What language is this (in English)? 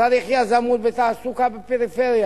Hebrew